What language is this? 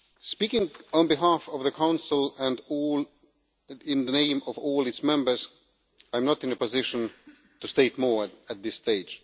English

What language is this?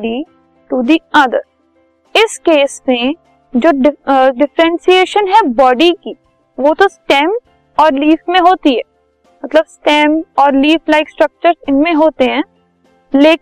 Hindi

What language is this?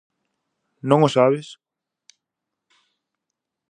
Galician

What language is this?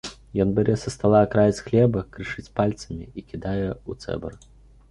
Belarusian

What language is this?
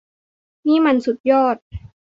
Thai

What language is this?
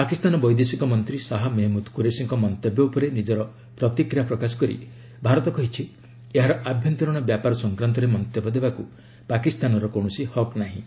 Odia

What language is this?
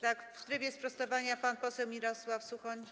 Polish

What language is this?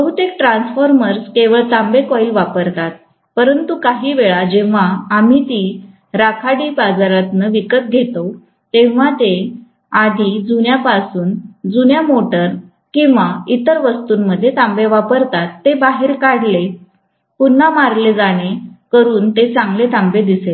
Marathi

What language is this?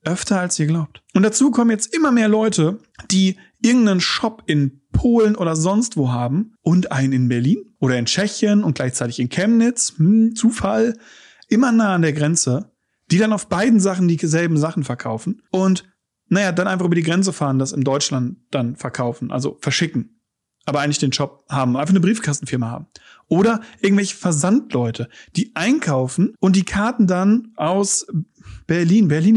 German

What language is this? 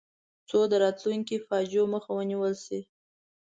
Pashto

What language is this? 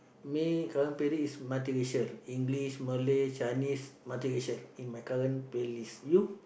English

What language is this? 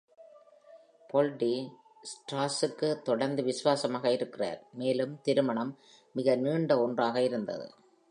Tamil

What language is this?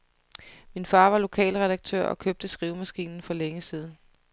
Danish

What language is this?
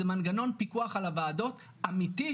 Hebrew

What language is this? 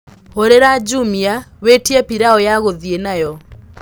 Kikuyu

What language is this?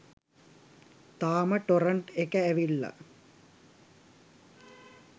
Sinhala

